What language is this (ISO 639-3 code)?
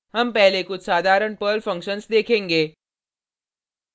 hin